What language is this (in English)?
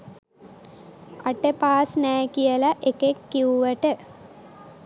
Sinhala